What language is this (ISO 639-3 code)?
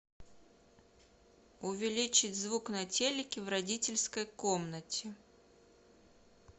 rus